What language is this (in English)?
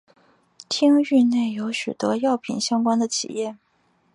Chinese